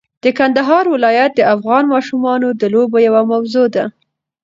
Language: Pashto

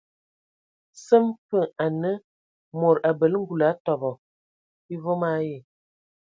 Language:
Ewondo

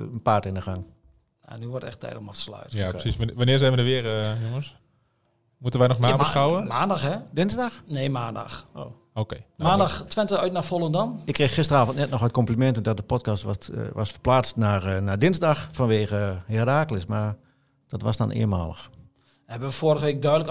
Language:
Dutch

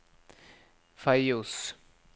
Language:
Norwegian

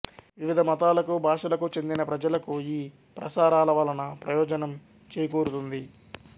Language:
Telugu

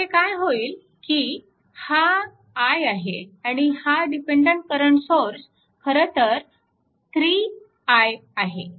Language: Marathi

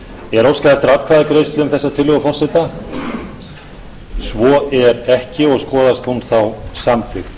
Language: Icelandic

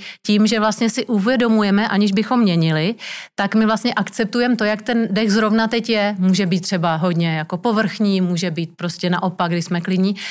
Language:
Czech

